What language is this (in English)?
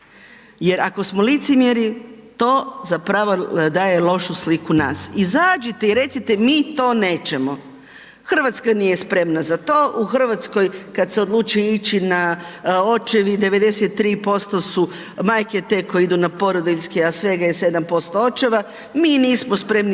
Croatian